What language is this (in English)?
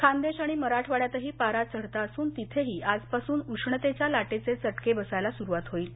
Marathi